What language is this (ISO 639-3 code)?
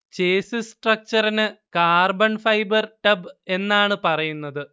mal